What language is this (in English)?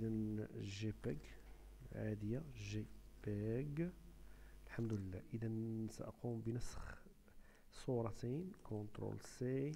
Arabic